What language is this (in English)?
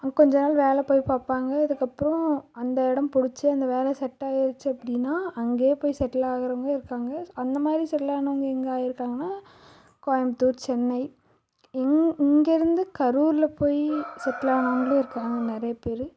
Tamil